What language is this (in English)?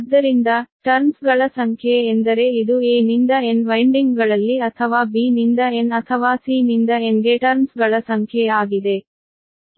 Kannada